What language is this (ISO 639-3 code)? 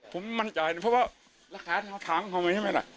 tha